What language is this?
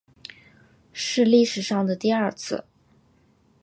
Chinese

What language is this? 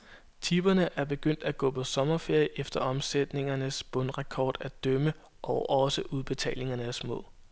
Danish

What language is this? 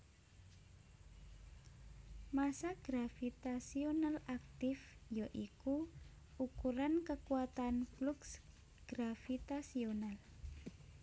Javanese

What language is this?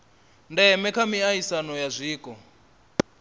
Venda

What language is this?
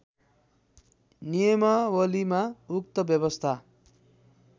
Nepali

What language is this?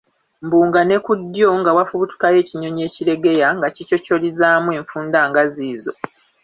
Ganda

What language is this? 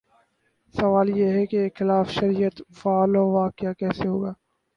Urdu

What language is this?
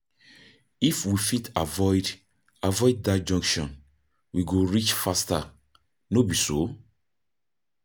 Nigerian Pidgin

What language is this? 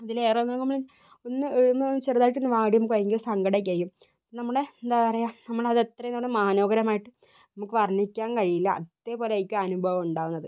Malayalam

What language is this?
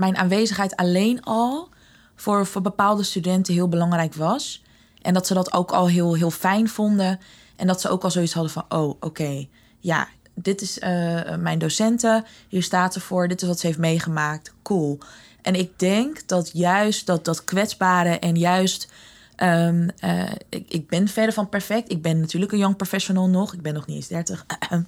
Dutch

